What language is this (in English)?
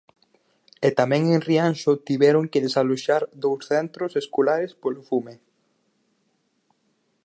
Galician